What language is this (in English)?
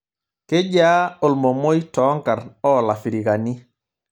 Masai